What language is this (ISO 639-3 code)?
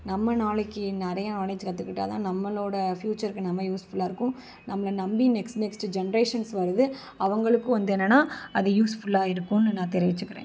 tam